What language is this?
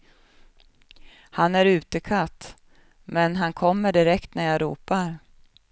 Swedish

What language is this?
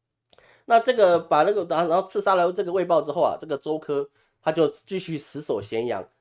Chinese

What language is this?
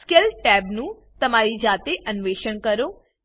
Gujarati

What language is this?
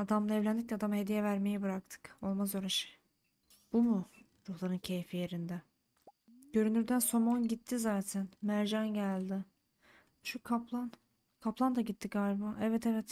Turkish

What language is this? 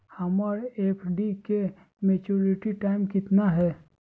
Magahi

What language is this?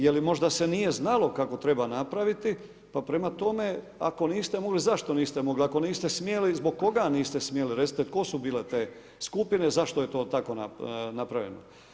Croatian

